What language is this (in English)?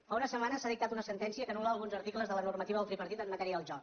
Catalan